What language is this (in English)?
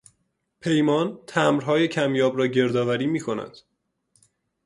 Persian